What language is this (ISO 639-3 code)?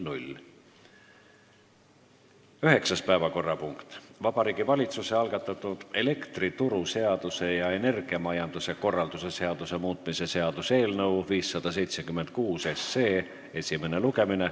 est